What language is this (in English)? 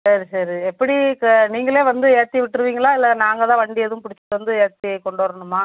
Tamil